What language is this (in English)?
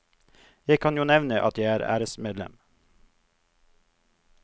Norwegian